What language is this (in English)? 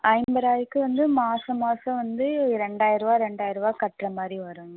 Tamil